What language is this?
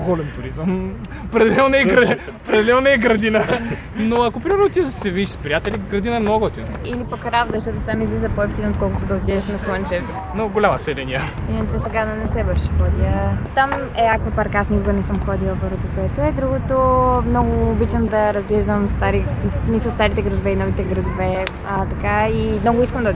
Bulgarian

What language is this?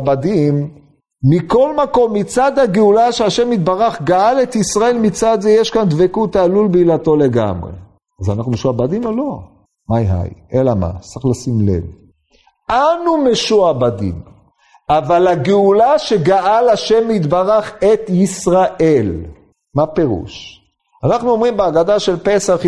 Hebrew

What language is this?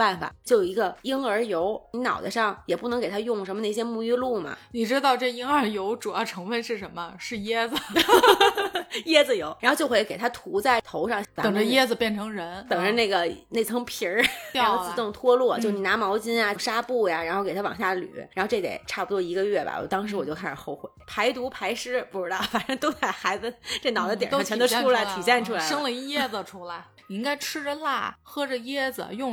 Chinese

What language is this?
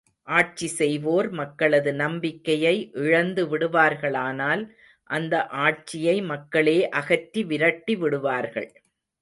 Tamil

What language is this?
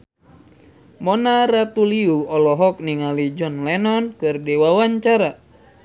Sundanese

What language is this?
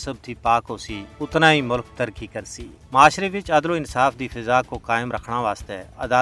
Urdu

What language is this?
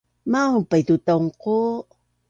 Bunun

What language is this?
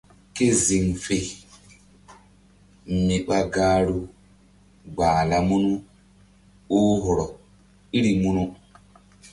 Mbum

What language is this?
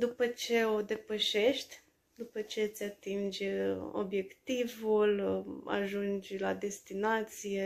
Romanian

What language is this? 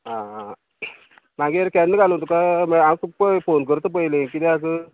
Konkani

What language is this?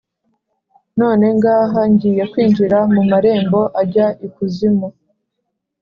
Kinyarwanda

